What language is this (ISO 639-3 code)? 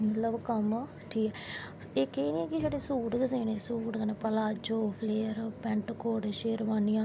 doi